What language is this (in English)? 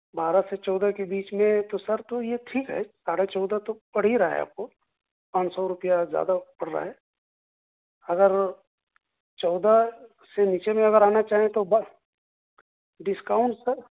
Urdu